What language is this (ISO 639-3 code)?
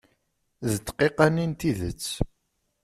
kab